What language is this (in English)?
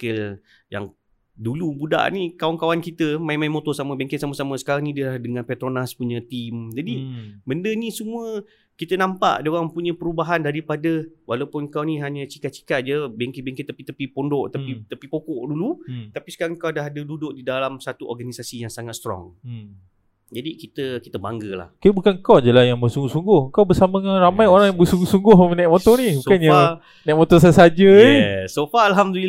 Malay